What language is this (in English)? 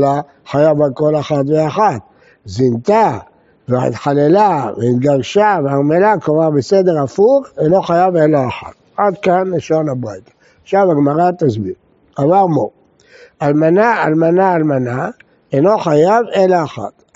Hebrew